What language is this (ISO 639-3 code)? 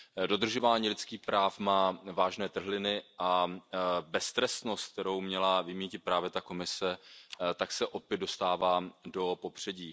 ces